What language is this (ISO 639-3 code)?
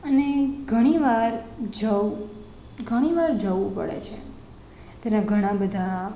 guj